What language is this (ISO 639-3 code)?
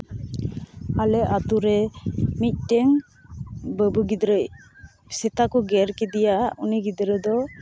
sat